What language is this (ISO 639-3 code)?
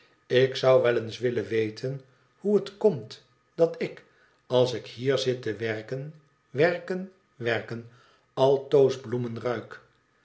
nld